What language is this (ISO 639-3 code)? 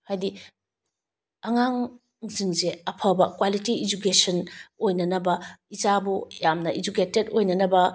mni